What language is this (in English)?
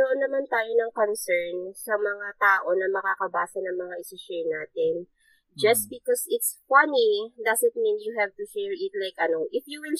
Filipino